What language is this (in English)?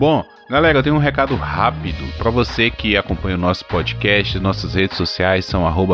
Portuguese